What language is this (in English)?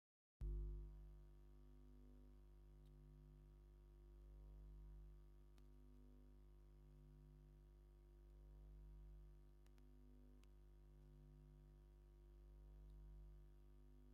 Tigrinya